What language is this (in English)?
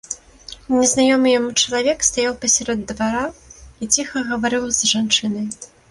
Belarusian